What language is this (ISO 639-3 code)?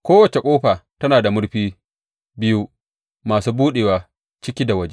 hau